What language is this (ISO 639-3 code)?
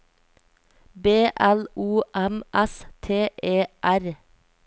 nor